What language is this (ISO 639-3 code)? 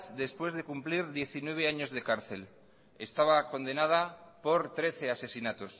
spa